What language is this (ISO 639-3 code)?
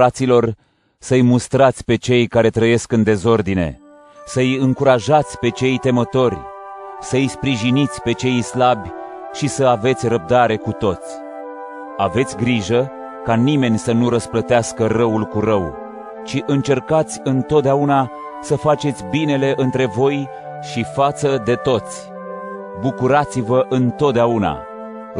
ron